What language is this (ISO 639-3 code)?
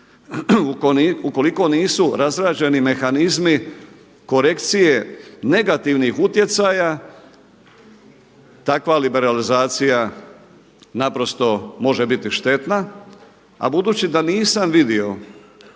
hrv